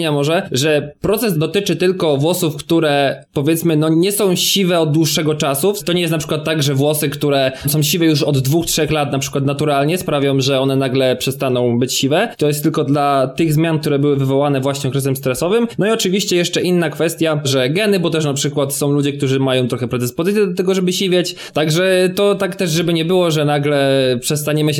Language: Polish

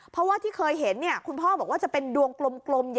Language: Thai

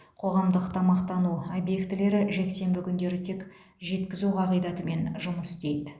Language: Kazakh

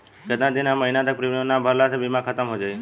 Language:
Bhojpuri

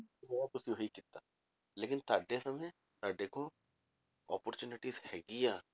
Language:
Punjabi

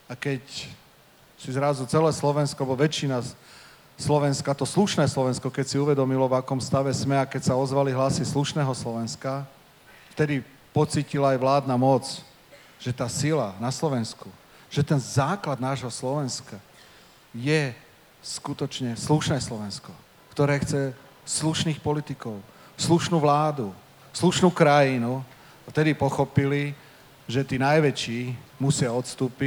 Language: Slovak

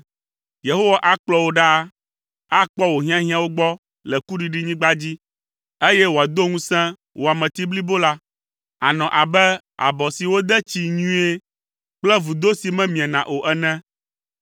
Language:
Ewe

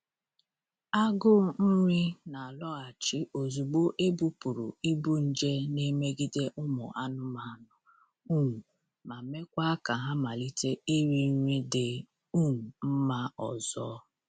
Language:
Igbo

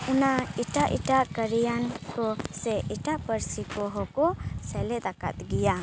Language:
Santali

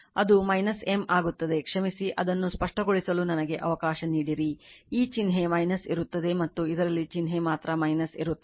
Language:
Kannada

